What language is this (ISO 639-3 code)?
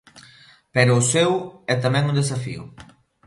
glg